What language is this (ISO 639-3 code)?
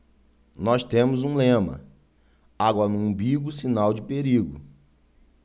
por